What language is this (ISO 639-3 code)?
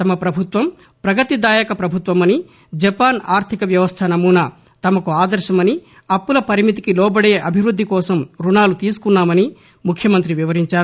tel